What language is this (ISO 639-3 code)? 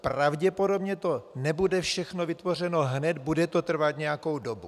ces